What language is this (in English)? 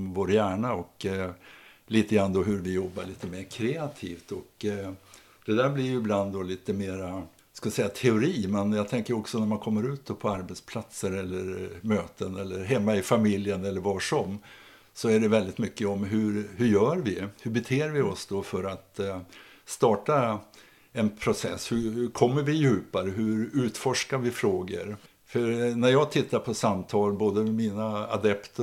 Swedish